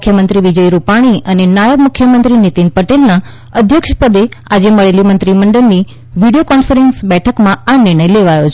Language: Gujarati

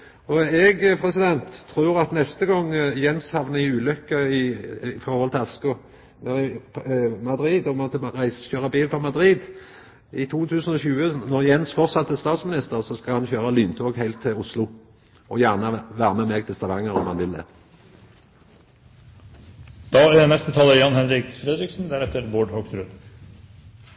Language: Norwegian Nynorsk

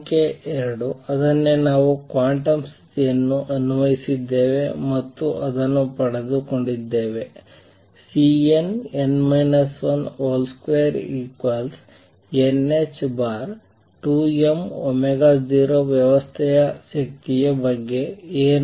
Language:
Kannada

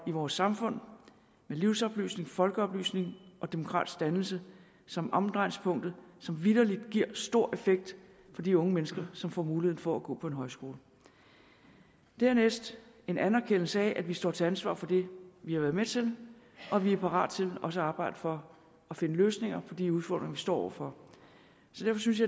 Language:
Danish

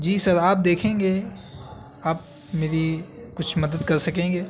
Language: Urdu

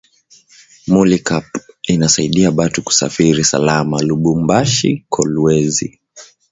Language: Swahili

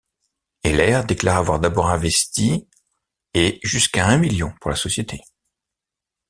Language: French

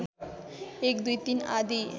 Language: Nepali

